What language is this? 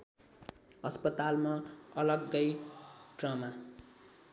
Nepali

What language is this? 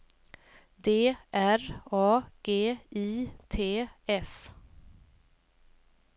Swedish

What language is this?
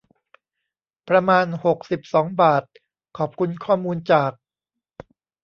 Thai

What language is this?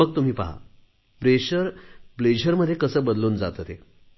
Marathi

